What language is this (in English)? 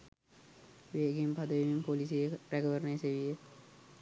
Sinhala